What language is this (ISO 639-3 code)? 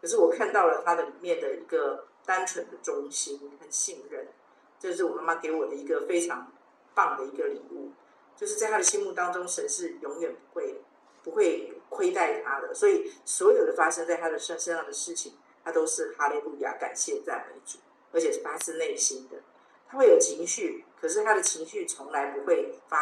zho